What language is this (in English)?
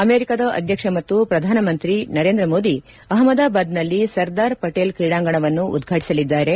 Kannada